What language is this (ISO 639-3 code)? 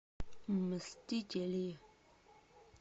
rus